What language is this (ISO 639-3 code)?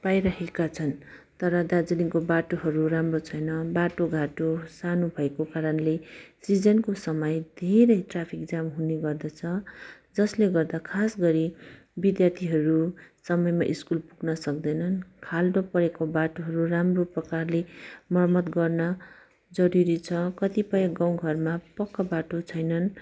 nep